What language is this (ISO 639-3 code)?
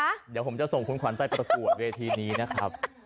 tha